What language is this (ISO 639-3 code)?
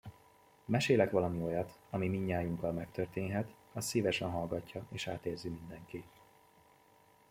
hun